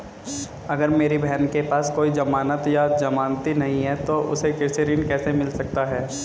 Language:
Hindi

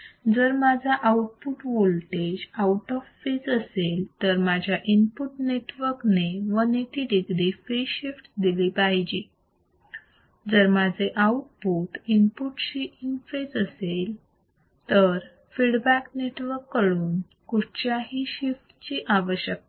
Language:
Marathi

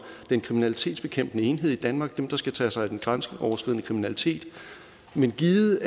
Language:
Danish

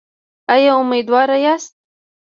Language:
Pashto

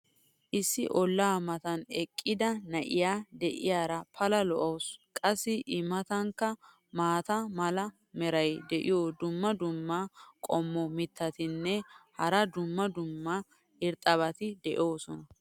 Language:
Wolaytta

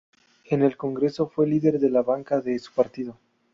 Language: Spanish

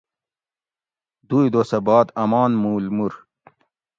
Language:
Gawri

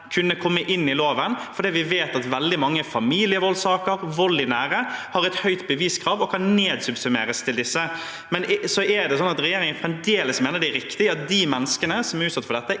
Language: Norwegian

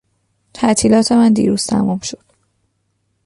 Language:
Persian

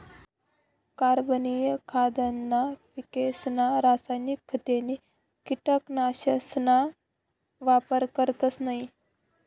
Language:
Marathi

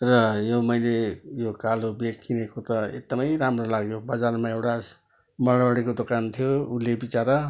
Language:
Nepali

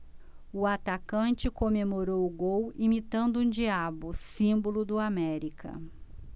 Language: Portuguese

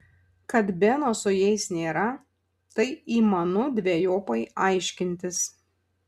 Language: Lithuanian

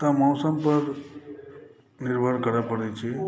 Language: Maithili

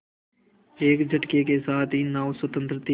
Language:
Hindi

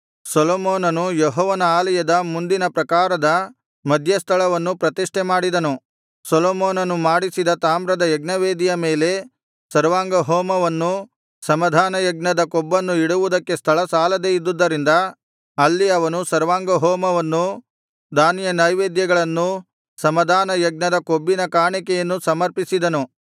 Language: Kannada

